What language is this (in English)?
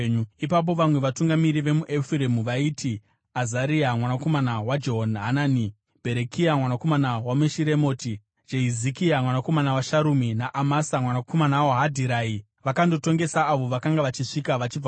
Shona